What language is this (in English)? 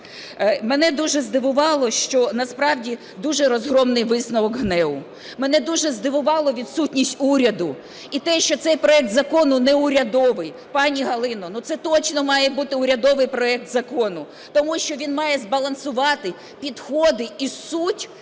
Ukrainian